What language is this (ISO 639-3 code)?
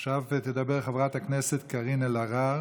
heb